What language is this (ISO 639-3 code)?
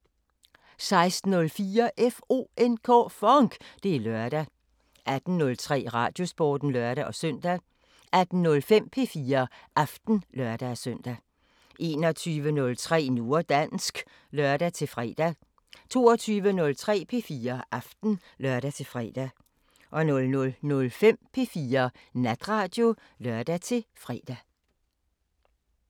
dan